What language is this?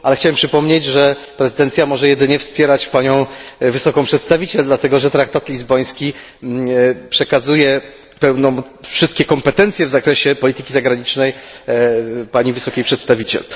Polish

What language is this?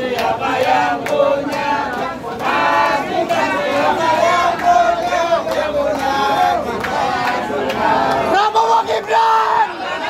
Indonesian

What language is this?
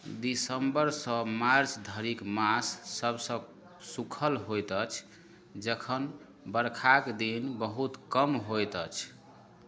Maithili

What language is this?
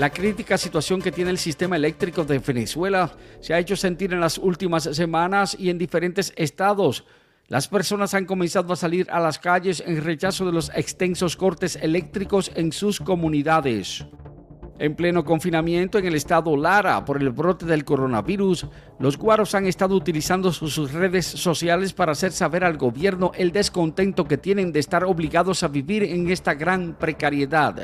Spanish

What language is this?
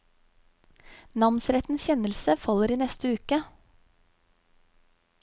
Norwegian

